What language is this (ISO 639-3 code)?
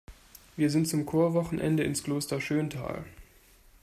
deu